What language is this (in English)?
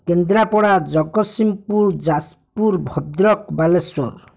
Odia